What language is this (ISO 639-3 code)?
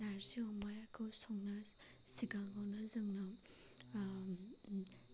brx